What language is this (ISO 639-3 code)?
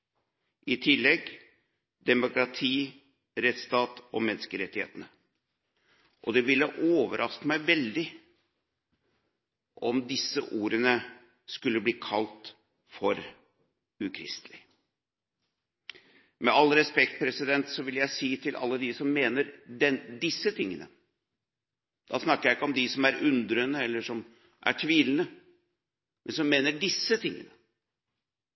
nob